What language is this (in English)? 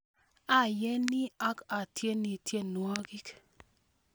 Kalenjin